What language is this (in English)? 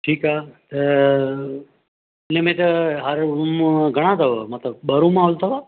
Sindhi